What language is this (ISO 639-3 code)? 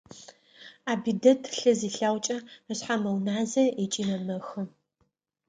ady